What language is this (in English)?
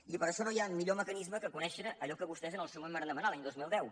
Catalan